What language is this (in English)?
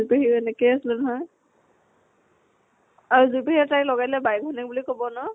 Assamese